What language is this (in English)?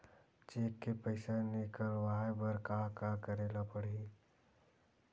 Chhattisgarhi